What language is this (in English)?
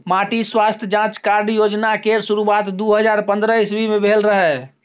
Maithili